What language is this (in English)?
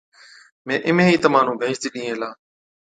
Od